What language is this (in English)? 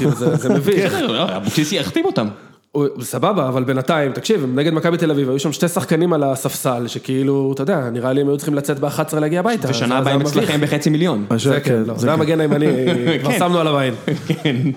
Hebrew